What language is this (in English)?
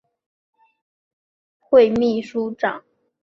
Chinese